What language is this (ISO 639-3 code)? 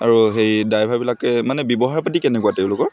asm